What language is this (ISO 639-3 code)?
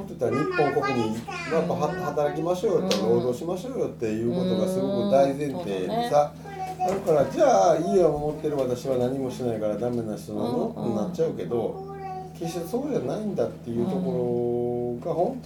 jpn